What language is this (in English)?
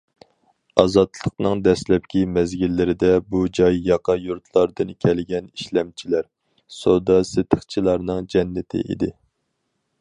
Uyghur